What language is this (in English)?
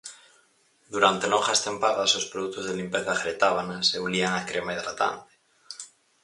Galician